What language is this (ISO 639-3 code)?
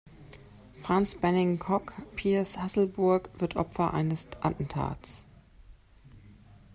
deu